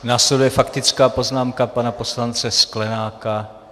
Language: Czech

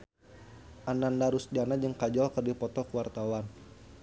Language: Sundanese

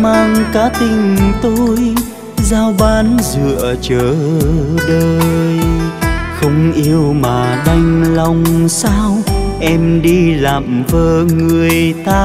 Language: Vietnamese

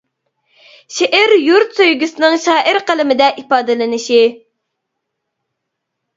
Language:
Uyghur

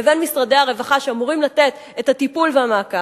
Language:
Hebrew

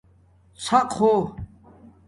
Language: Domaaki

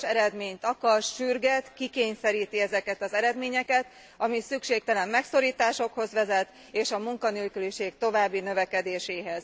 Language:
Hungarian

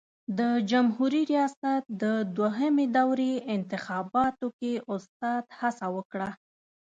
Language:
Pashto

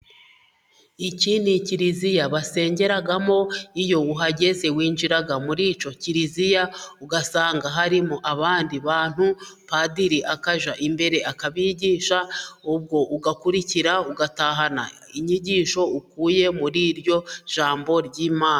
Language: Kinyarwanda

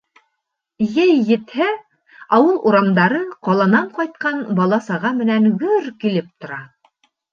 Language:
Bashkir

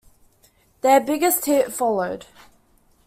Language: English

